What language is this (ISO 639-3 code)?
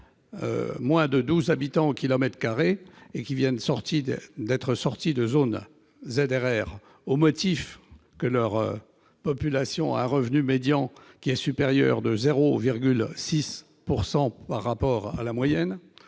fra